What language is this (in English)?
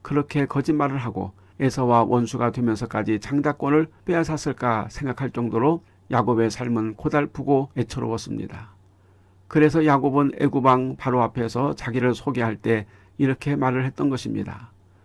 Korean